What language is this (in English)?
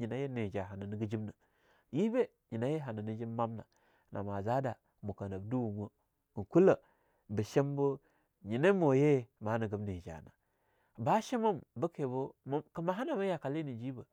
Longuda